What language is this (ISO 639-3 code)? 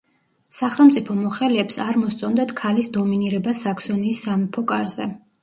kat